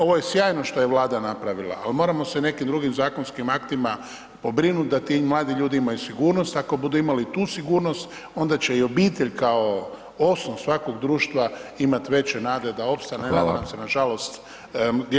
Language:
Croatian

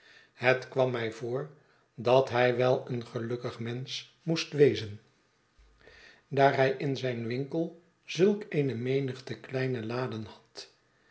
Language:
Dutch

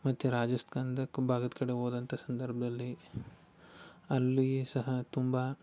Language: Kannada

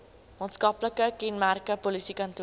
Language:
Afrikaans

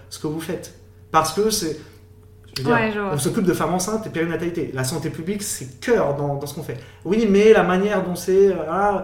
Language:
French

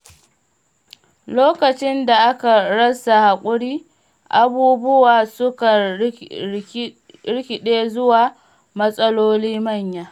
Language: Hausa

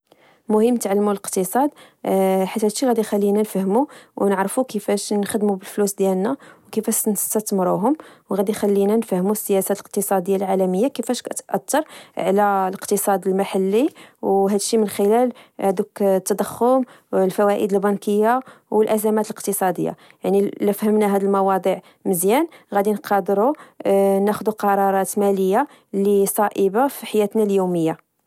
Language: Moroccan Arabic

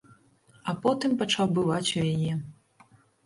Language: Belarusian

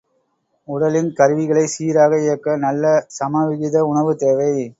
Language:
Tamil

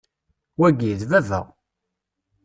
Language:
Kabyle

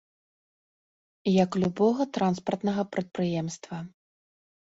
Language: Belarusian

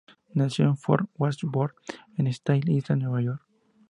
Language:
Spanish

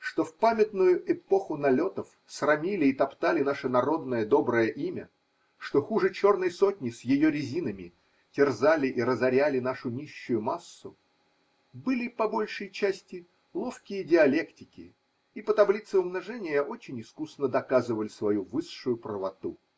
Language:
Russian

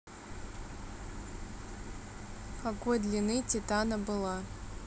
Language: Russian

